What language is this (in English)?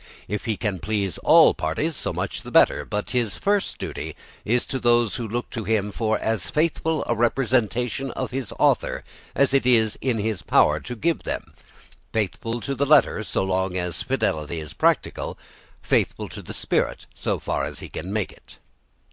English